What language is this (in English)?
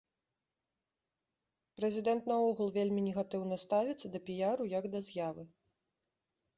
Belarusian